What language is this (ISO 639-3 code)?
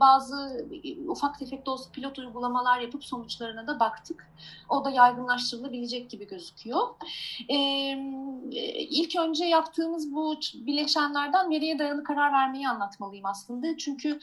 tur